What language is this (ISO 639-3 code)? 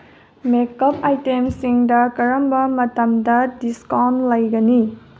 mni